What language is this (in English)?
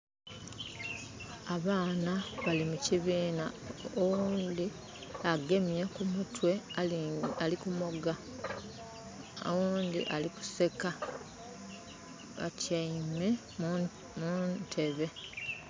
Soga